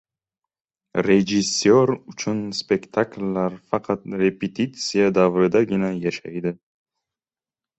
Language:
Uzbek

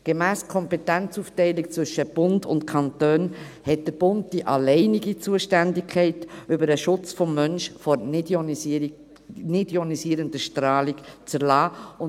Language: Swiss German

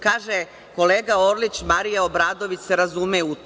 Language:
Serbian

